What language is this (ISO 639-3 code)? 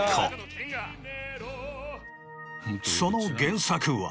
jpn